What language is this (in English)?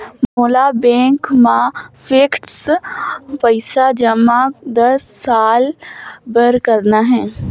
Chhattisgarhi